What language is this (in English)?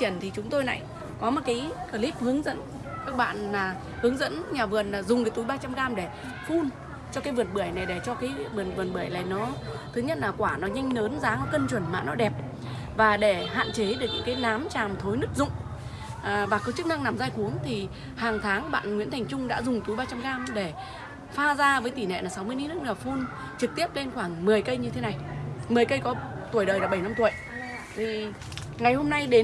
Vietnamese